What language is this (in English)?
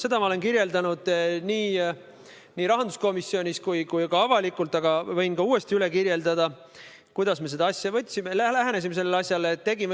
Estonian